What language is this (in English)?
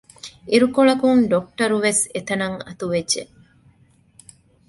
Divehi